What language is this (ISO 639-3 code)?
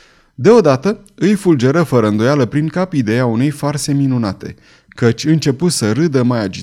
ron